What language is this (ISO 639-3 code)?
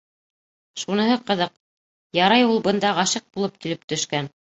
bak